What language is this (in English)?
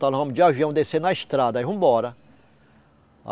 Portuguese